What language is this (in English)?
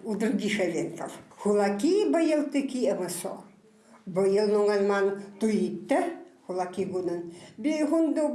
Russian